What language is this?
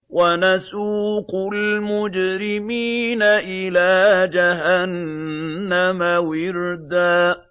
Arabic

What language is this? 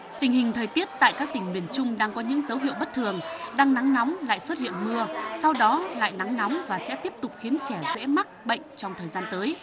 Vietnamese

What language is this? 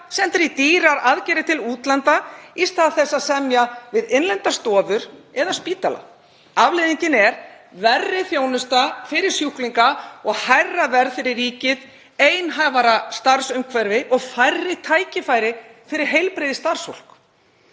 Icelandic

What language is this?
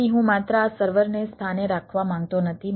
Gujarati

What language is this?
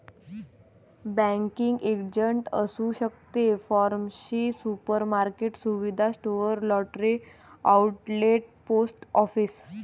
Marathi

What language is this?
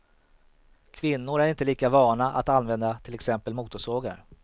Swedish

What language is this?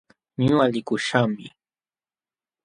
Jauja Wanca Quechua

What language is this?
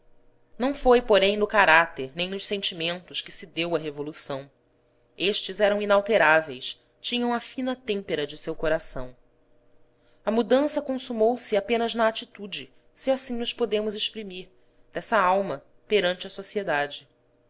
Portuguese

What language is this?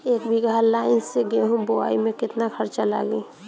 Bhojpuri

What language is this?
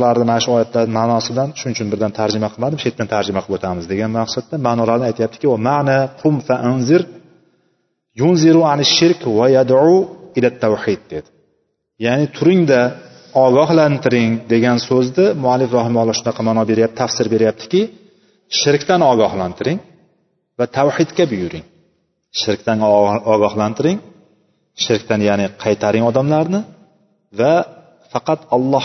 Bulgarian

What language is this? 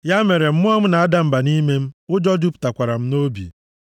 Igbo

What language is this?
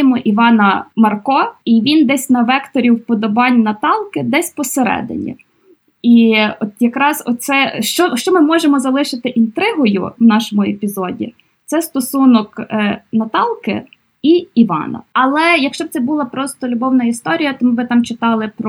Ukrainian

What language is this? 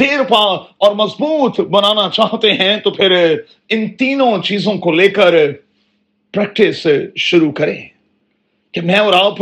Urdu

